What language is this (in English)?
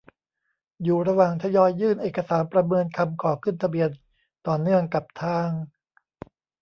Thai